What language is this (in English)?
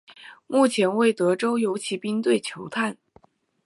Chinese